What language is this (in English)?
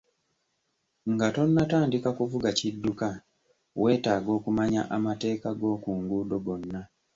Ganda